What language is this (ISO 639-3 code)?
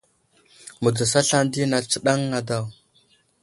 udl